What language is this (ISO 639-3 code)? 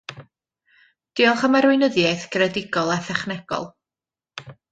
cym